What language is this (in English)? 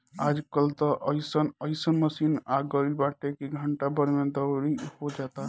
Bhojpuri